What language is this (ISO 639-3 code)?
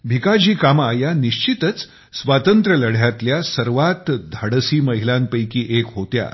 mar